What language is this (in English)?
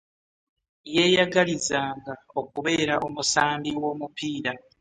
Ganda